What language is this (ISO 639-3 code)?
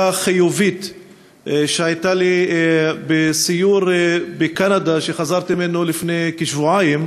heb